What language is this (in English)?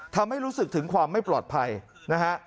Thai